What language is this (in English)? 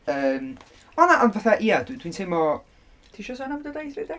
Welsh